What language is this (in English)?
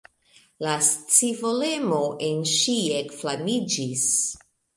Esperanto